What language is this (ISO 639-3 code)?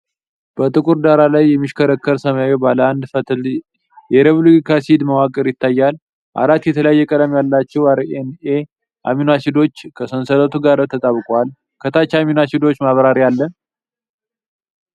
amh